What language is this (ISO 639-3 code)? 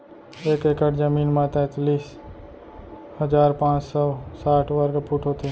hne